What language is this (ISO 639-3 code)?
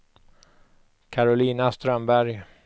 swe